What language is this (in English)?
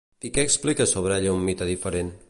Catalan